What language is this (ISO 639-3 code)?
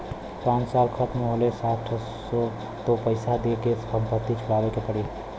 bho